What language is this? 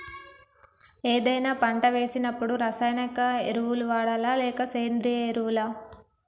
Telugu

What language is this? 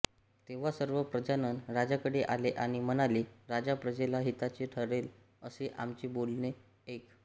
Marathi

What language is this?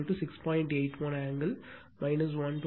Tamil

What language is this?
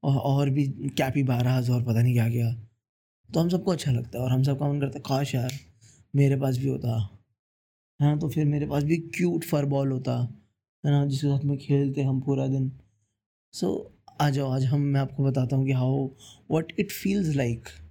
Hindi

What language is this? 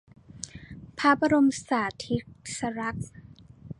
Thai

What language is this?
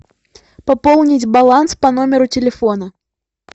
Russian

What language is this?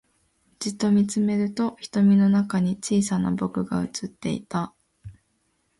Japanese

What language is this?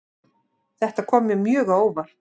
Icelandic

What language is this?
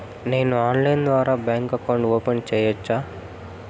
Telugu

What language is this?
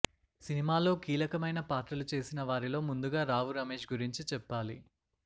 Telugu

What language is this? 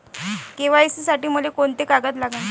Marathi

